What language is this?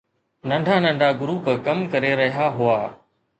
Sindhi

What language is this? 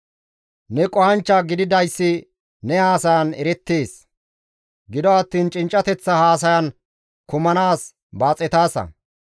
Gamo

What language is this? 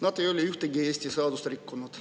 Estonian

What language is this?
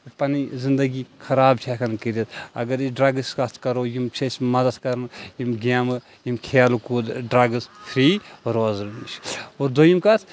Kashmiri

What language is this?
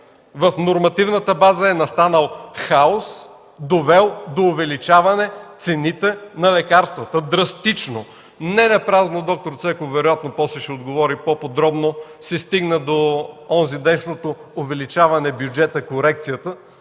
Bulgarian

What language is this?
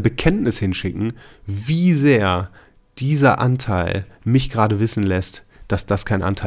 German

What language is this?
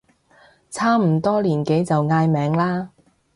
Cantonese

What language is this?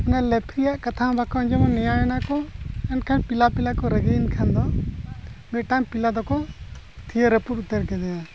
Santali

